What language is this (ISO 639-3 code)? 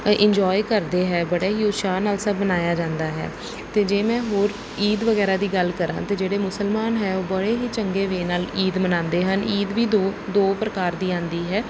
pan